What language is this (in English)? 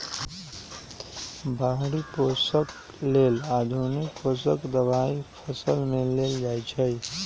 Magahi